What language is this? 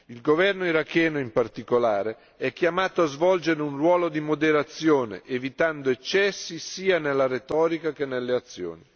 Italian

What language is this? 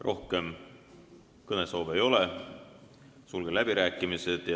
Estonian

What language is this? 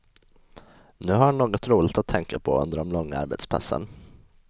Swedish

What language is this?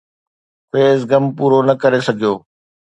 Sindhi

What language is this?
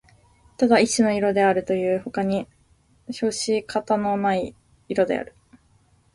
Japanese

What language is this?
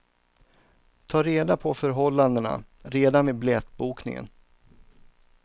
Swedish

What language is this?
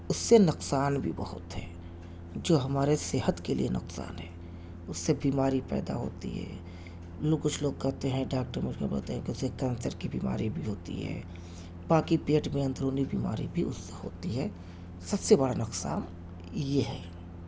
Urdu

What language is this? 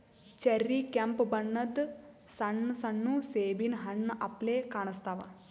Kannada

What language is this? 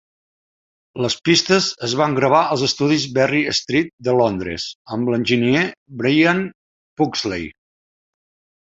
Catalan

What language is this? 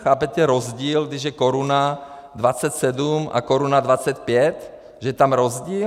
Czech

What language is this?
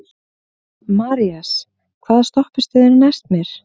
Icelandic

